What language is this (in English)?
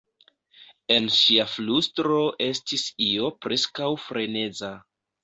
Esperanto